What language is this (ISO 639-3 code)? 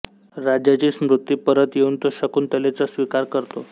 mar